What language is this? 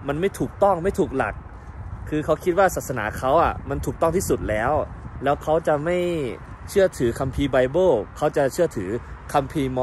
Thai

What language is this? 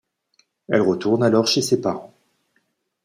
French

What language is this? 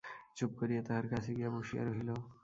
Bangla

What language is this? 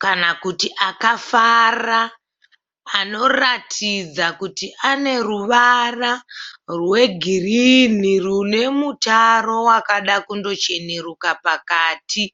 Shona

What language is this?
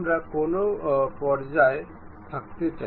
Bangla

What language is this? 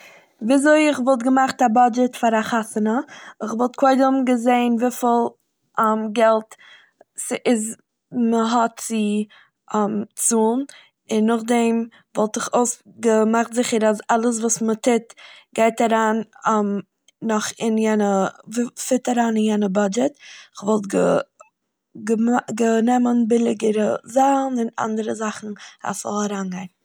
Yiddish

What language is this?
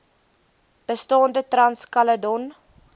Afrikaans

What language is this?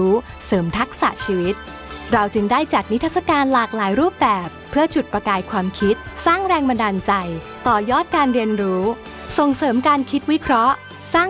Thai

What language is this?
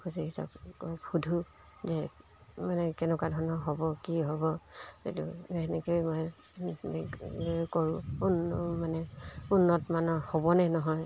Assamese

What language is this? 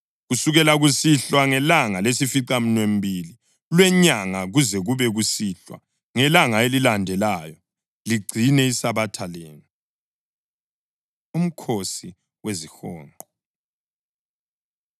North Ndebele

